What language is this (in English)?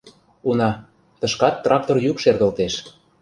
Mari